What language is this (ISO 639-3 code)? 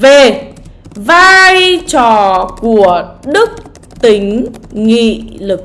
vie